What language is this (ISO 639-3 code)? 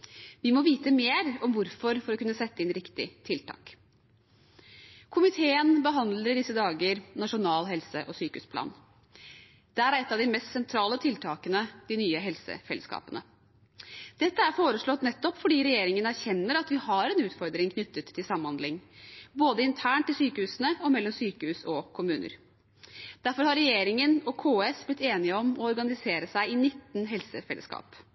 nob